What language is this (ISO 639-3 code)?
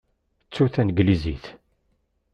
kab